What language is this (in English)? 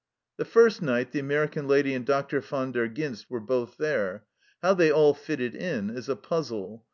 English